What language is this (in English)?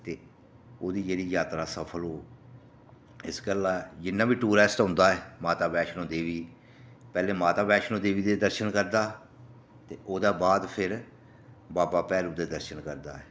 Dogri